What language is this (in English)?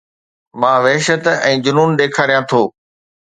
Sindhi